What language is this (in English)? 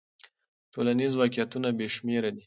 Pashto